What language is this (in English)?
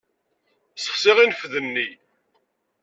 Kabyle